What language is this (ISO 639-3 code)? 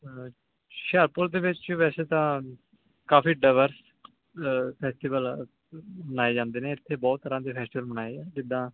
pan